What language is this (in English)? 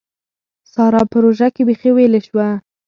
Pashto